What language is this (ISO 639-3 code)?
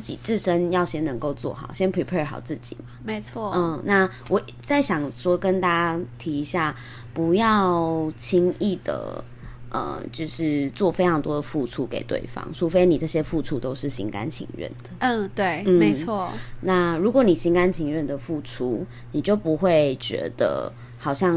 zho